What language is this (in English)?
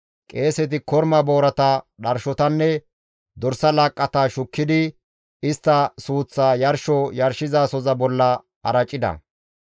Gamo